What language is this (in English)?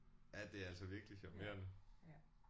Danish